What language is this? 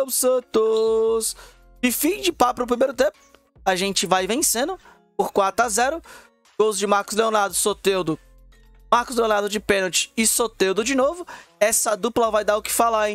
Portuguese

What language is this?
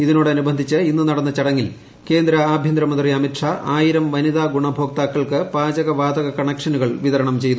Malayalam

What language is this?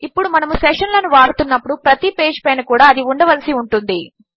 Telugu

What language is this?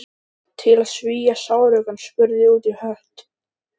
Icelandic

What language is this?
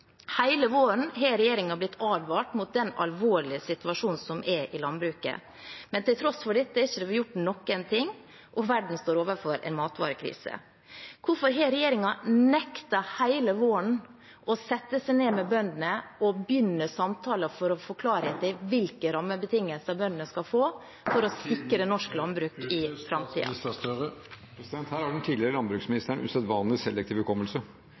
Norwegian Bokmål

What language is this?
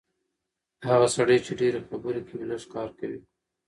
Pashto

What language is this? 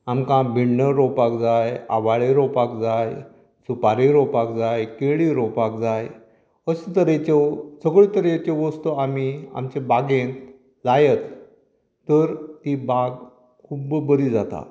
Konkani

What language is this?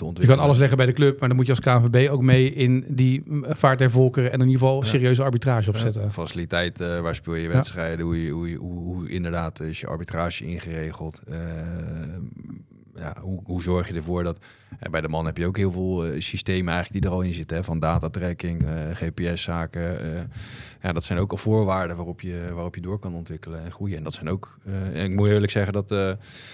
Dutch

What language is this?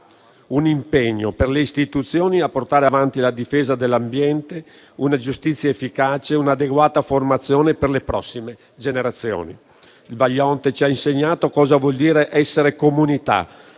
Italian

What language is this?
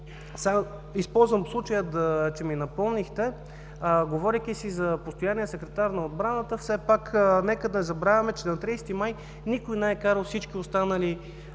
Bulgarian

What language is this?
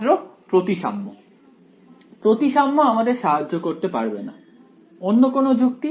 Bangla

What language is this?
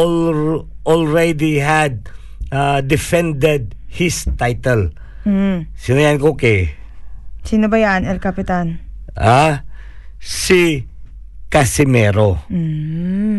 Filipino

